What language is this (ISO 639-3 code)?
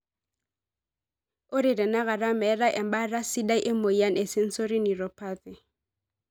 mas